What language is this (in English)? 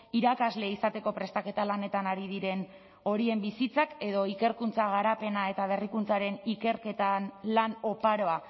Basque